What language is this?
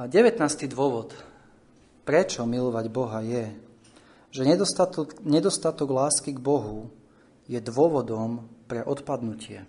Slovak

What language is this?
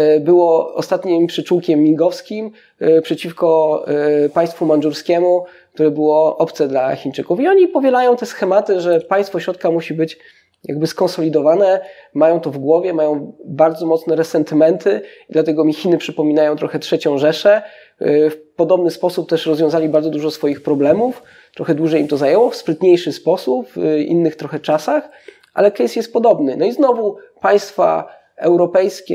Polish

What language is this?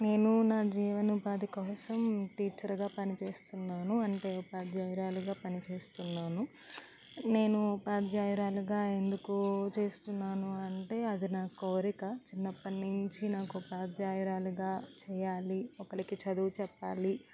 Telugu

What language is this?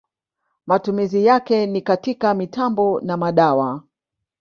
Swahili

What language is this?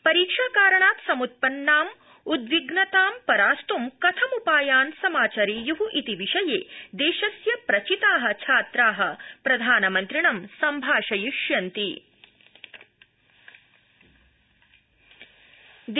Sanskrit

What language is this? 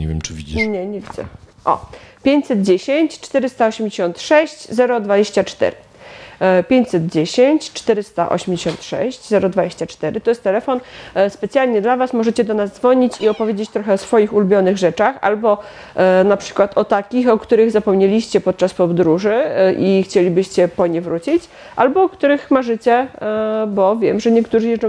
Polish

